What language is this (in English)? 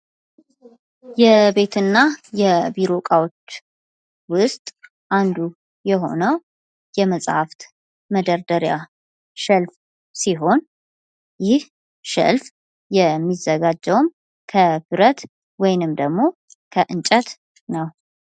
Amharic